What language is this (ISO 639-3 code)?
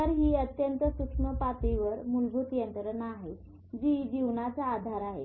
mar